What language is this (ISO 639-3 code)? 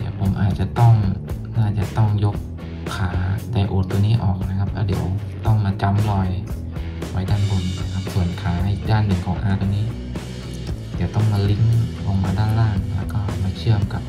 tha